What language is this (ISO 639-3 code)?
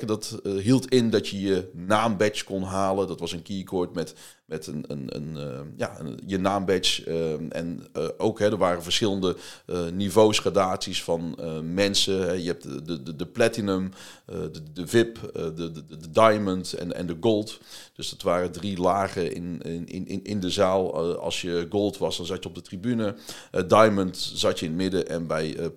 nld